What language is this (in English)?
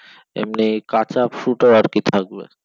Bangla